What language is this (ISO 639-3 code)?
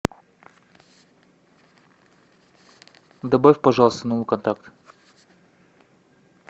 rus